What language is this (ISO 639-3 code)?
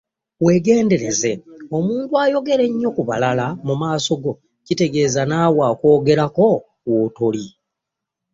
lug